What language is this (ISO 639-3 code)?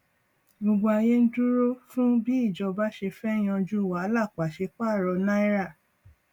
yor